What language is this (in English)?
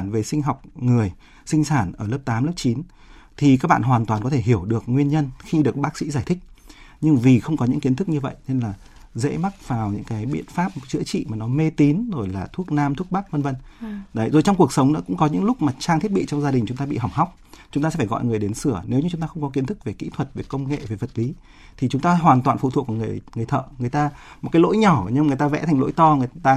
Vietnamese